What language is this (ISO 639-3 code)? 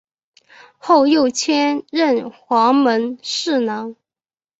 zho